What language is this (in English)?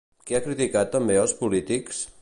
Catalan